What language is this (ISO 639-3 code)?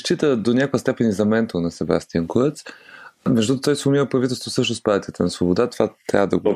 bul